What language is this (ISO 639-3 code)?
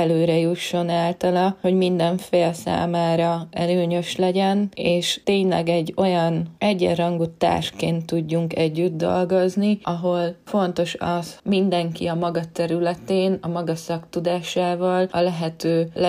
hun